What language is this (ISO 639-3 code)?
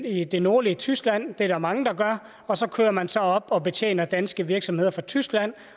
dan